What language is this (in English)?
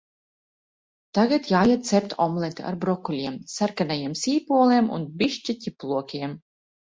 Latvian